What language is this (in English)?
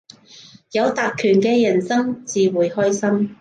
Cantonese